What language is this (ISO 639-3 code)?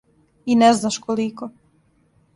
srp